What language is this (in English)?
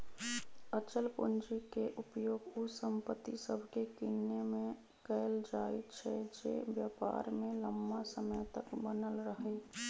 Magahi